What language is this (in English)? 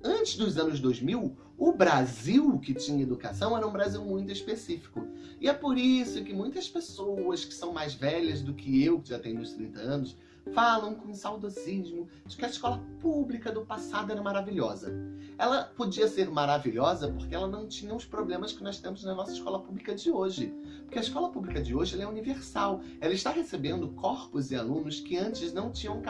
Portuguese